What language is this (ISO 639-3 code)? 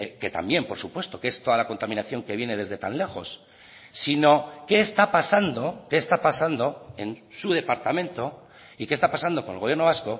spa